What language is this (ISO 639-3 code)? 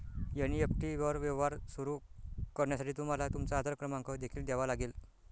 mar